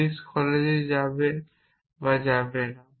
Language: Bangla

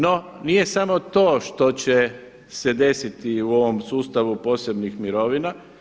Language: Croatian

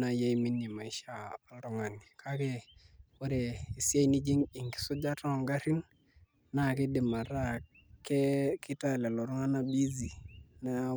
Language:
Masai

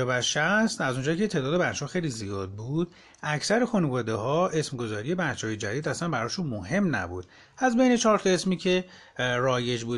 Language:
Persian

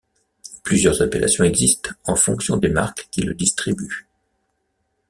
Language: French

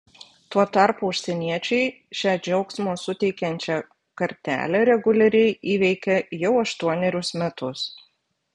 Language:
Lithuanian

